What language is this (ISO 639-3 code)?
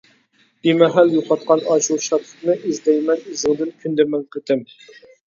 uig